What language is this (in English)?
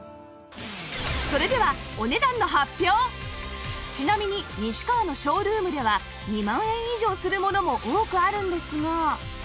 Japanese